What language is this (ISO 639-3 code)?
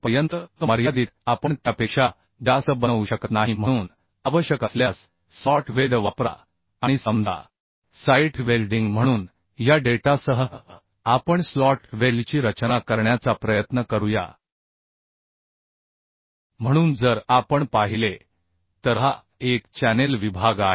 mar